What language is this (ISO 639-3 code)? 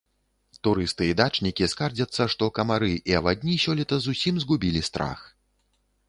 bel